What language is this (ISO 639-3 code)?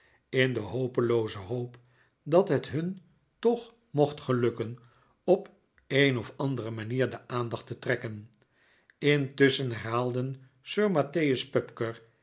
nld